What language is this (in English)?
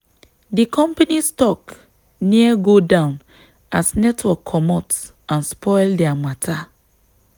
Nigerian Pidgin